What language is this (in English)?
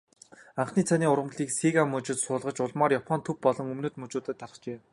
Mongolian